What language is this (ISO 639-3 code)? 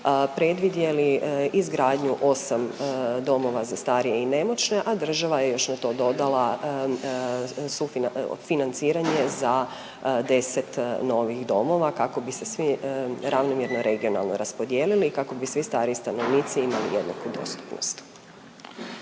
hrv